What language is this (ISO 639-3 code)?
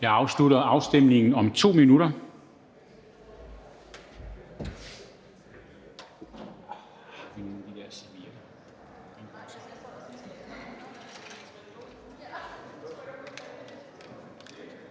dan